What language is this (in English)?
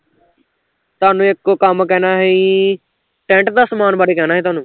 Punjabi